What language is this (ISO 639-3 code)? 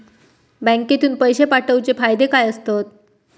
mar